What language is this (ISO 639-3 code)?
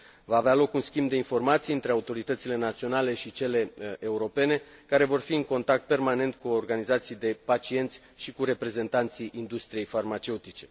ron